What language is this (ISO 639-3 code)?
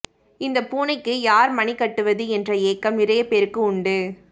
tam